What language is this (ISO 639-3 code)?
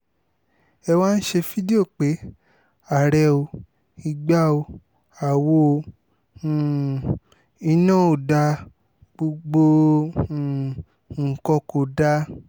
yor